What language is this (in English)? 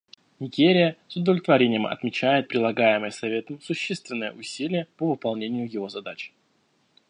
Russian